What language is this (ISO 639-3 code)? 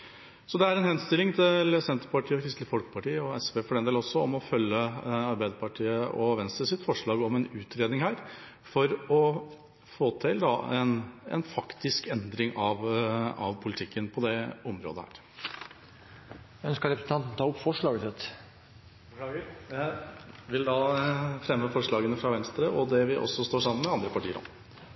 nor